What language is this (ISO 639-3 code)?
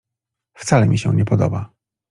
pol